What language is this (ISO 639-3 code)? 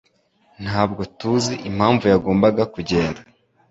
kin